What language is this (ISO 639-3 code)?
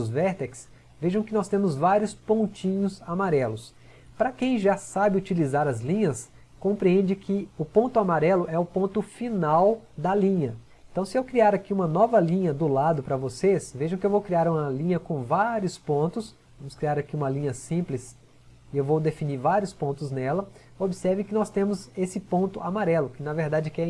por